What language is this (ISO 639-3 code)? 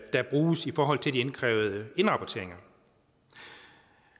dan